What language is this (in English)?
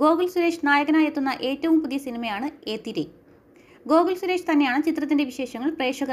Hindi